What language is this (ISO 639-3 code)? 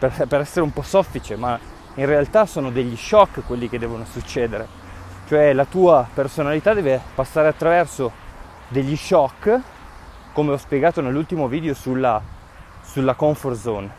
ita